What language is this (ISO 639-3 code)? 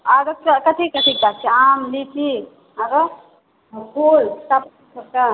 mai